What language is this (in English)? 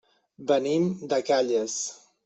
Catalan